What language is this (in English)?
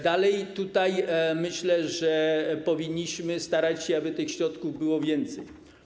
Polish